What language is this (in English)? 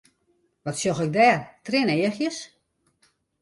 Western Frisian